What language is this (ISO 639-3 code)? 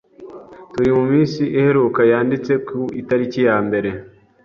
kin